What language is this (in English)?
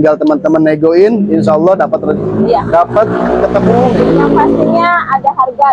Indonesian